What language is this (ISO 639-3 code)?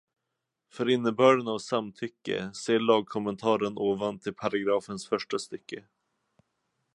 swe